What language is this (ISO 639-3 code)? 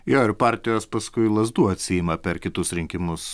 lit